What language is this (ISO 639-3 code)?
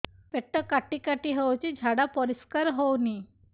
ori